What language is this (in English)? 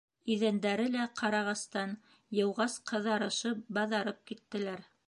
Bashkir